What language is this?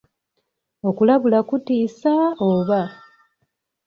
Ganda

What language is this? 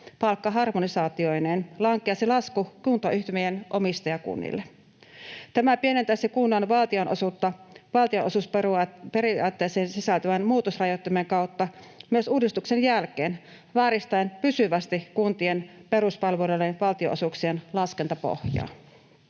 Finnish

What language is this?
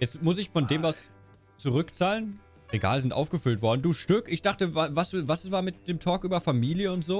German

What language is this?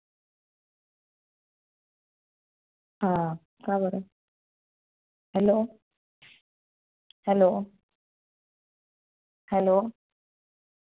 Marathi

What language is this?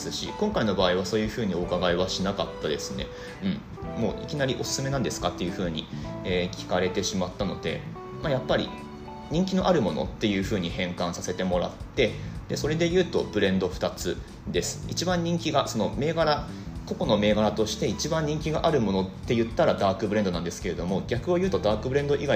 Japanese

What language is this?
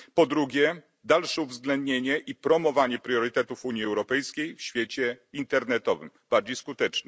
Polish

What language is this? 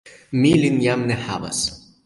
Esperanto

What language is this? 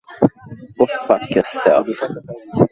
Swahili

